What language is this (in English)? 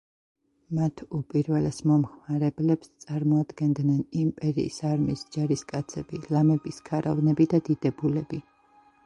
Georgian